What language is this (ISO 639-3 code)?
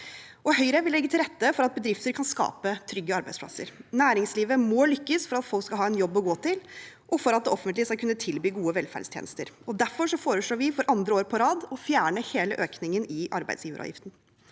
nor